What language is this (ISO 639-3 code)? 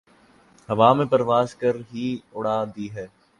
urd